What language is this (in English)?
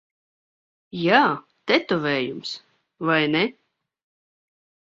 Latvian